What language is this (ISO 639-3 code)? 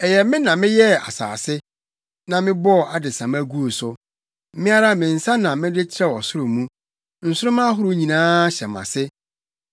aka